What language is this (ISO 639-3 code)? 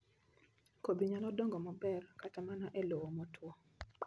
luo